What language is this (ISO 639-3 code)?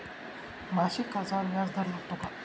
mar